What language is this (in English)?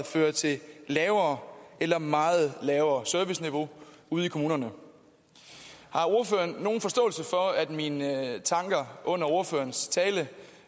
Danish